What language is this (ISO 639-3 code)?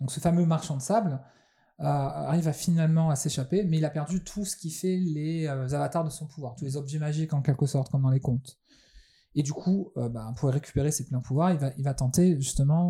fra